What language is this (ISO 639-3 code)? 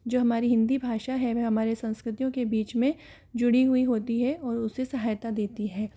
hin